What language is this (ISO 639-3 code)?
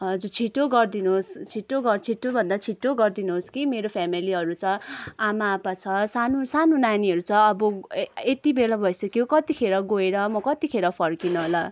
nep